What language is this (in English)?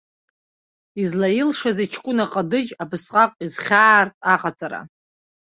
Abkhazian